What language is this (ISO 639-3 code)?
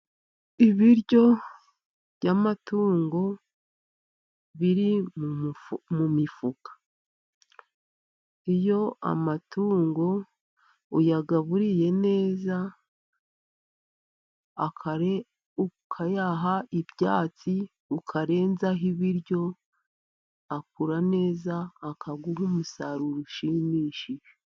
kin